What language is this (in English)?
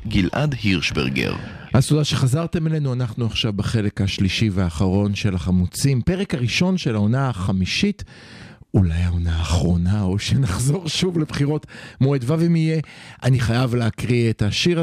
Hebrew